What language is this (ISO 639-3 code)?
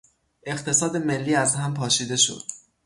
fas